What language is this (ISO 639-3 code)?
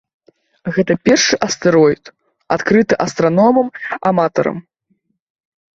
bel